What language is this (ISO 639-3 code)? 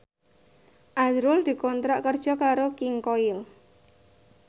jav